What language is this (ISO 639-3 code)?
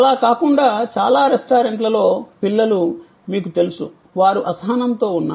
tel